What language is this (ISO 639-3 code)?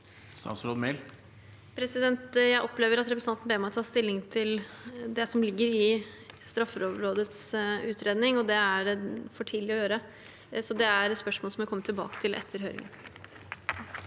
nor